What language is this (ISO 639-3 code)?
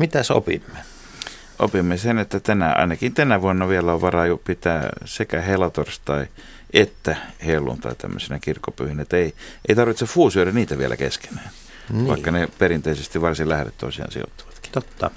fin